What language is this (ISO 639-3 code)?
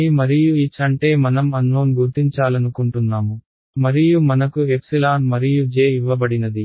tel